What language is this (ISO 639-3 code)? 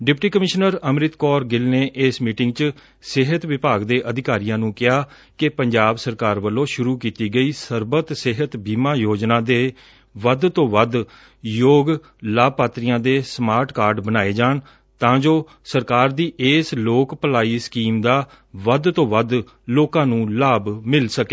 pan